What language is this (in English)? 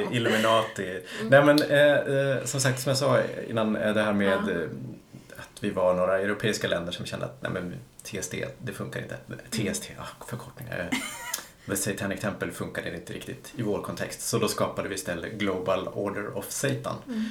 Swedish